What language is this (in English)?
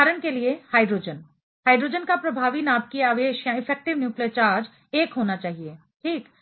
Hindi